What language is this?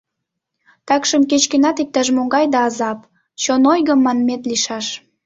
Mari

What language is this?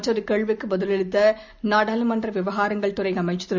Tamil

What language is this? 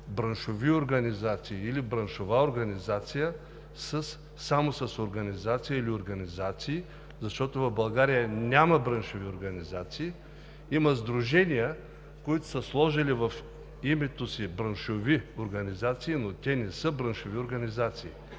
Bulgarian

